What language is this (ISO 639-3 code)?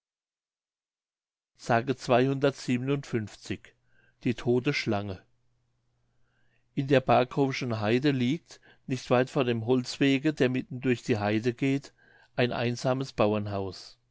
deu